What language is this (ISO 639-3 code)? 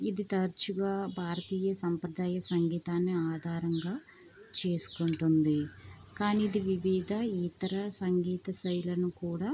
tel